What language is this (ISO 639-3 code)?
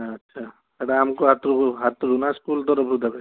ori